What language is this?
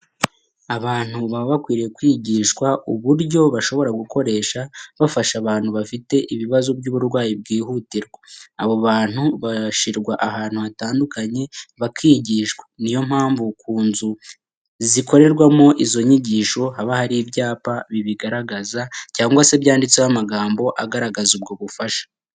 Kinyarwanda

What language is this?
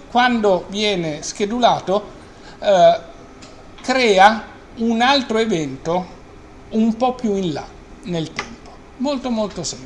Italian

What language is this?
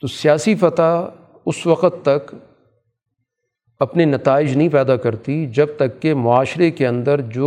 Urdu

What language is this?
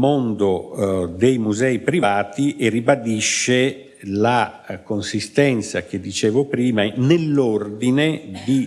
Italian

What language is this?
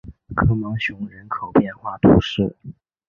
Chinese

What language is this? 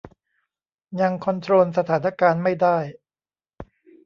Thai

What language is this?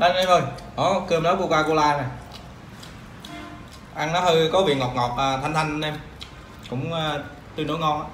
Vietnamese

